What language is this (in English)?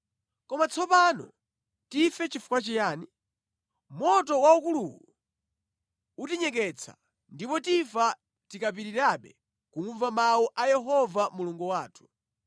Nyanja